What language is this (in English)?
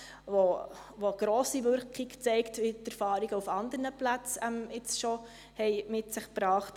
Swiss German